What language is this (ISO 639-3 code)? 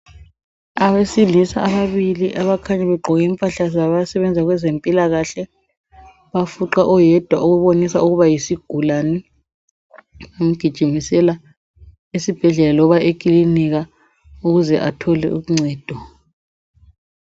nde